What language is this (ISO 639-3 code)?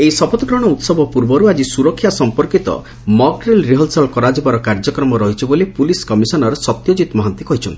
ori